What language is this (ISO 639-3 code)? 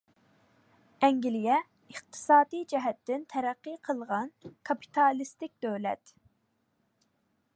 uig